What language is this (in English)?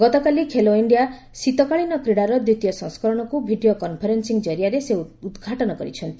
Odia